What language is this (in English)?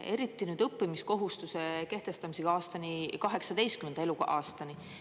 Estonian